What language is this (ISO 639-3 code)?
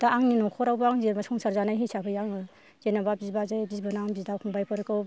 brx